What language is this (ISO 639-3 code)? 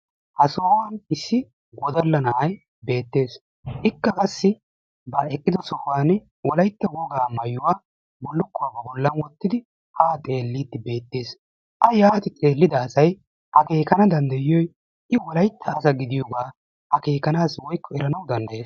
wal